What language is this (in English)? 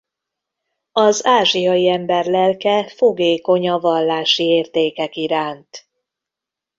Hungarian